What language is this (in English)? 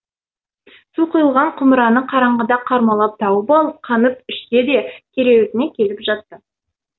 Kazakh